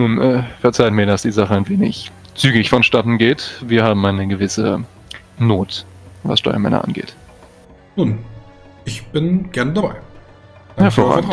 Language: German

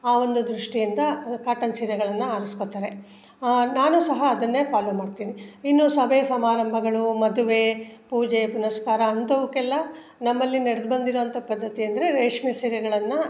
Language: Kannada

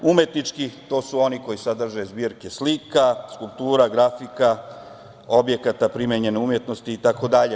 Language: Serbian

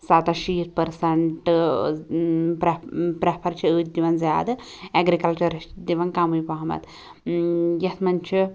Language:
Kashmiri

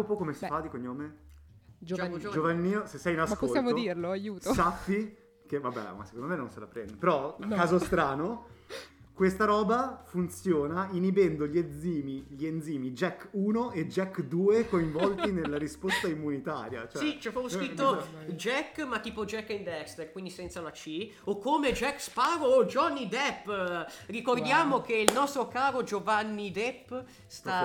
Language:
Italian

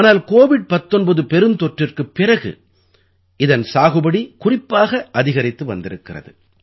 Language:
Tamil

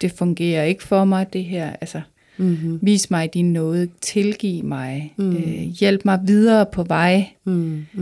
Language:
Danish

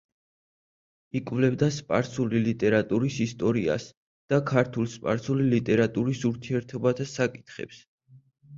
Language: Georgian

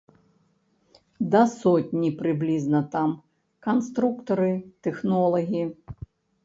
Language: Belarusian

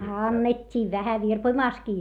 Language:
Finnish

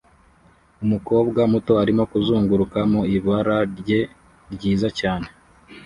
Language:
Kinyarwanda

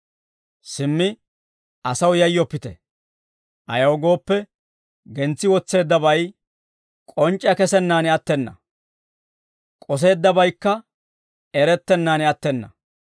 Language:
Dawro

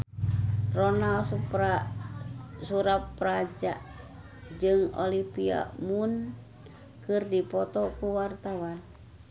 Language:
Sundanese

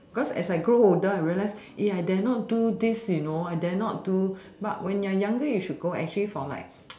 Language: English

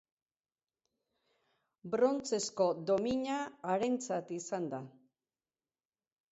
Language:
Basque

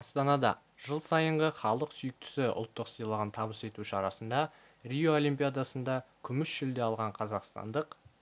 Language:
Kazakh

